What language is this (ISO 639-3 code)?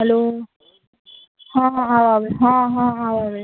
mai